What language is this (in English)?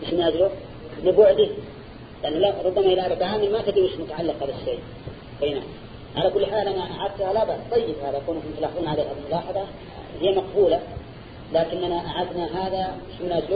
Arabic